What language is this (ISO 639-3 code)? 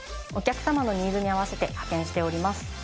jpn